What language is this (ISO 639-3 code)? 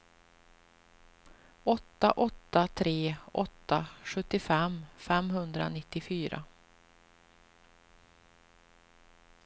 swe